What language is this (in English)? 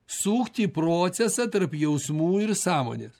Lithuanian